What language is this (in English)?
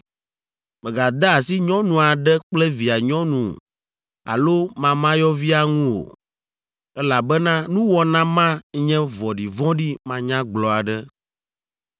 Ewe